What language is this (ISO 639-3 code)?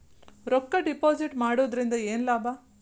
kan